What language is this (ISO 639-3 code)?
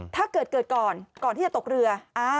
tha